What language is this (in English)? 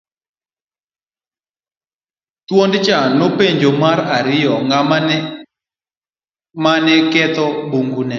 Luo (Kenya and Tanzania)